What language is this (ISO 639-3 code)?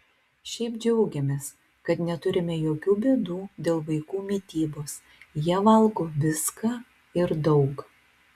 lit